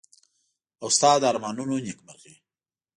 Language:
Pashto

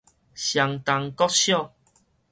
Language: Min Nan Chinese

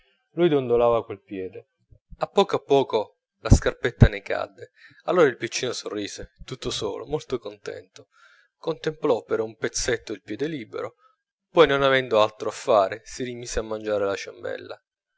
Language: Italian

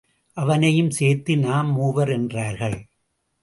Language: Tamil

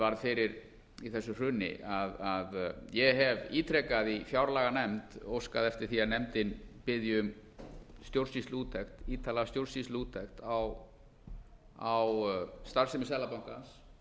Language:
Icelandic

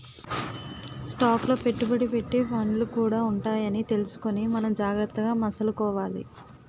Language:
Telugu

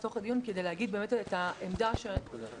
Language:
Hebrew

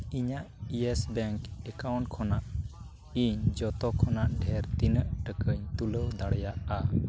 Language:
Santali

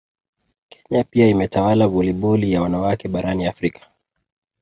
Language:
Swahili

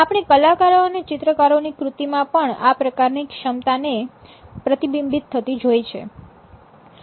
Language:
Gujarati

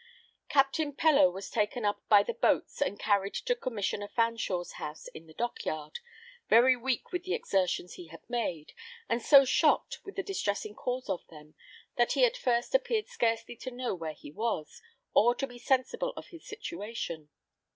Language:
English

